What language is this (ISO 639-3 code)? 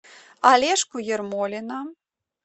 rus